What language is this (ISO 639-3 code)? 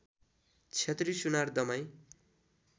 nep